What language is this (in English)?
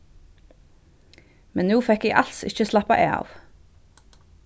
Faroese